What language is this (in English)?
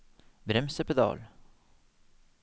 Norwegian